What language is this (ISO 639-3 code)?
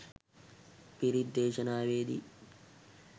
sin